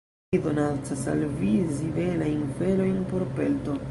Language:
Esperanto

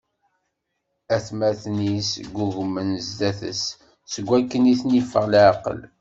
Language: Kabyle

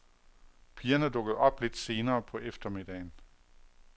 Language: Danish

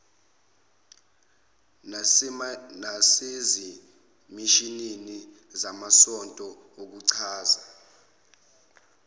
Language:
Zulu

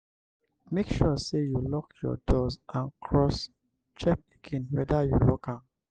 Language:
Nigerian Pidgin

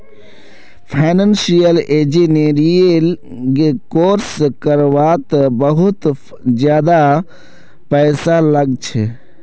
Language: Magahi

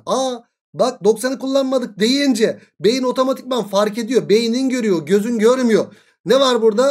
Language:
Turkish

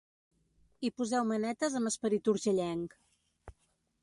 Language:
Catalan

